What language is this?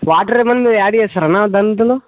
Telugu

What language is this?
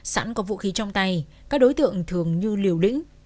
Vietnamese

